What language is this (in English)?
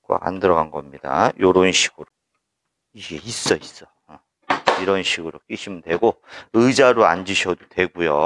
Korean